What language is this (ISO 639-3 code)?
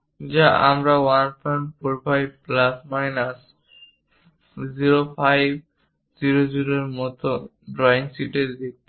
ben